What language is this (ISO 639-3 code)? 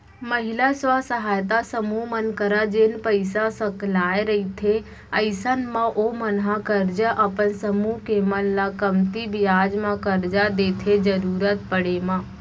hne